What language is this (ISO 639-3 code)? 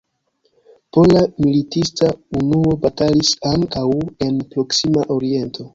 epo